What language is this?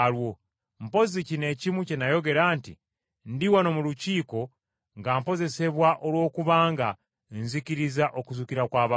Ganda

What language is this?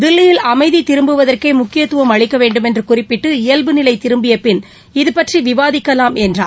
Tamil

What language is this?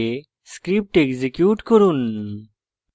Bangla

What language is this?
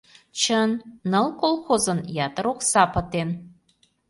Mari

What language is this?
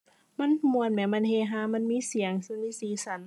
Thai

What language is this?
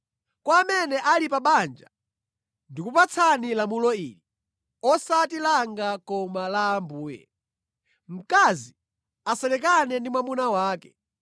Nyanja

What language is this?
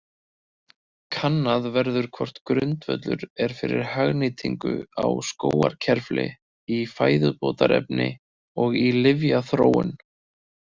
Icelandic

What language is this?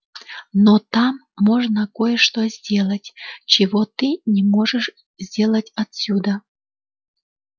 Russian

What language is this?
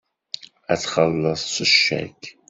Kabyle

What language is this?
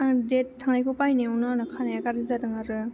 Bodo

